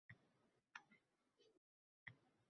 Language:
Uzbek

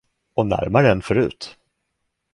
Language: Swedish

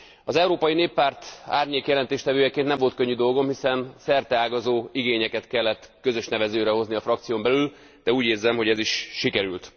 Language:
Hungarian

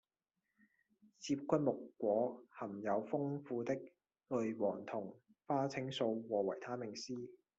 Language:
Cantonese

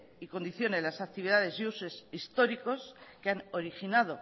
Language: Spanish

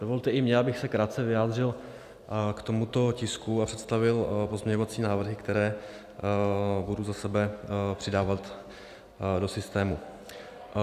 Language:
Czech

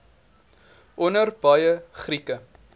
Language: Afrikaans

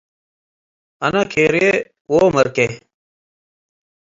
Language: Tigre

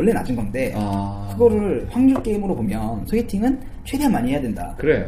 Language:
Korean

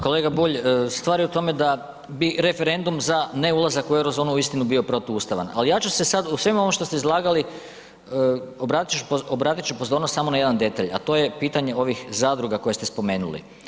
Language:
Croatian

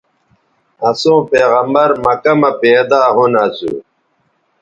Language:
Bateri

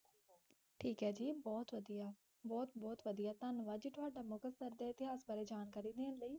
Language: Punjabi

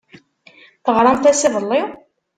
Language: Kabyle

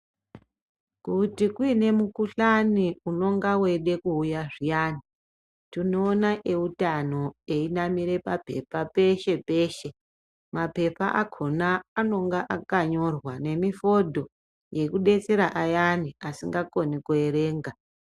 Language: Ndau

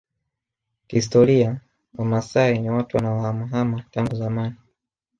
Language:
Swahili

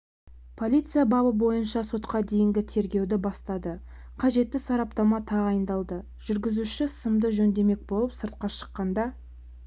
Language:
Kazakh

